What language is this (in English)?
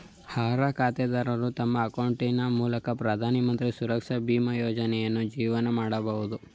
Kannada